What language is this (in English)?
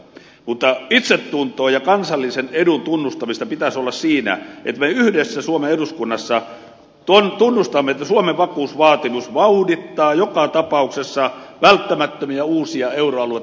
Finnish